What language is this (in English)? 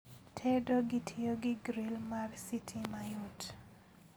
Luo (Kenya and Tanzania)